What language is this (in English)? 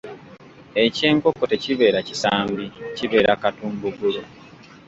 Ganda